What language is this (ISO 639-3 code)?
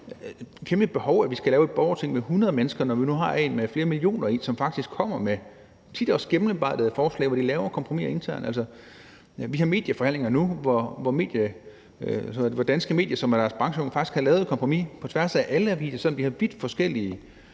dan